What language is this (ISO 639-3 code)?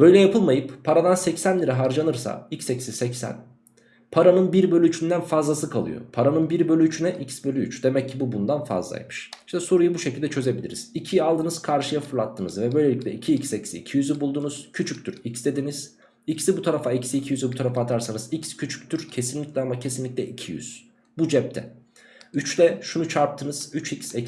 tur